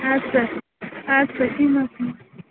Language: Kashmiri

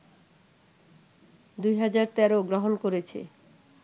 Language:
Bangla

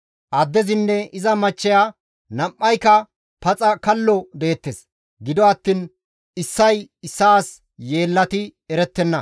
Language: Gamo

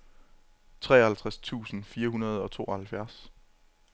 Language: Danish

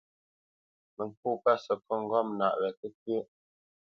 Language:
Bamenyam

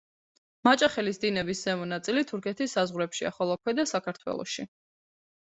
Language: Georgian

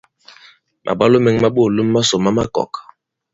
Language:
Bankon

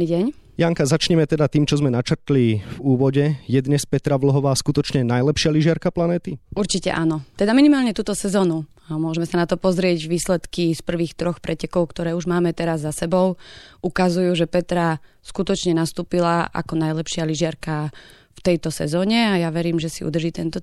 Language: Slovak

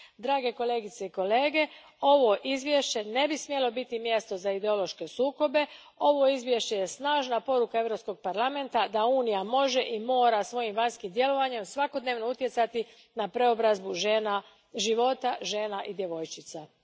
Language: Croatian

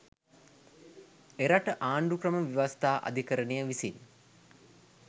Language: Sinhala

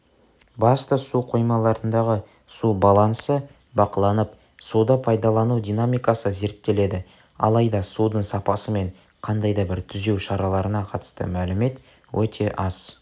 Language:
Kazakh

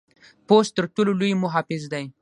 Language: Pashto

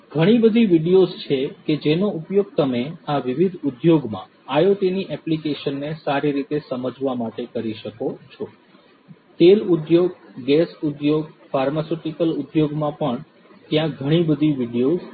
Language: Gujarati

